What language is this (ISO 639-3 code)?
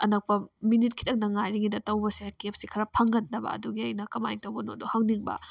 mni